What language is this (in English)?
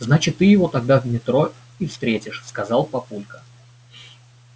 Russian